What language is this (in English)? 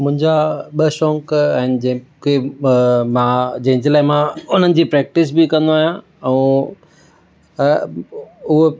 Sindhi